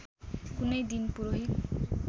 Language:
Nepali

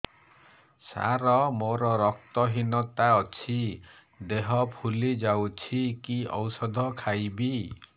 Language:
Odia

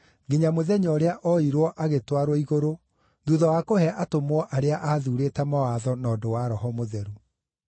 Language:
Kikuyu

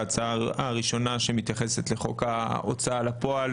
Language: Hebrew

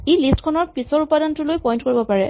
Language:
Assamese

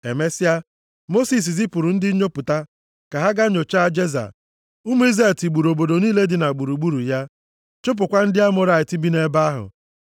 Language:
Igbo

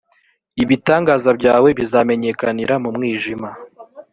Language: Kinyarwanda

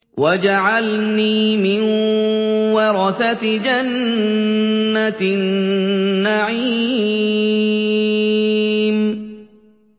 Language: Arabic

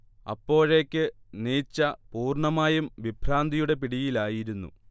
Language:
Malayalam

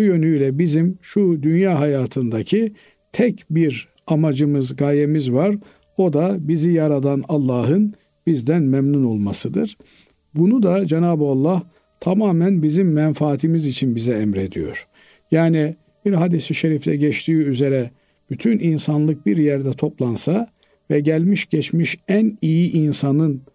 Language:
Turkish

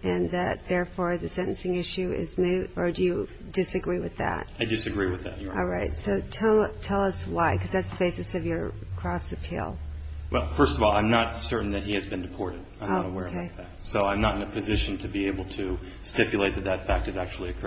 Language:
English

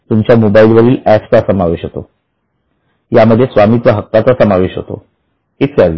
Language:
Marathi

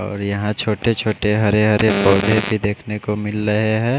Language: Hindi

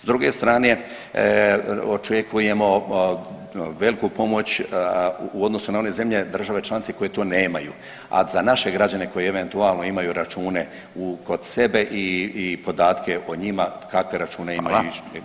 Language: Croatian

